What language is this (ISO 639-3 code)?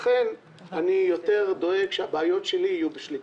heb